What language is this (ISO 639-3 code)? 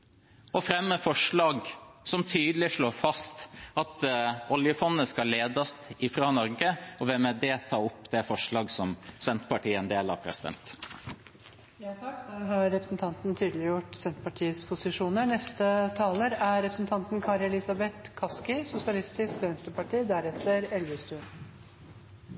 nor